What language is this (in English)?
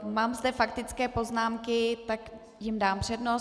Czech